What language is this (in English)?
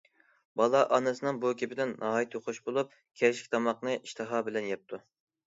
Uyghur